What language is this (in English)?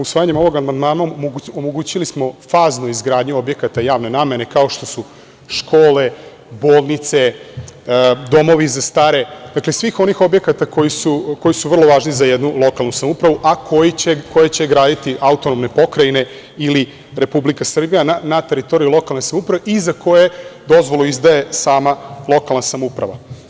Serbian